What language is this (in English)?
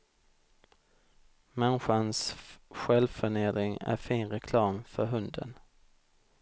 Swedish